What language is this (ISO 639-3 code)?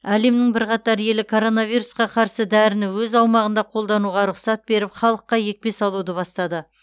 kaz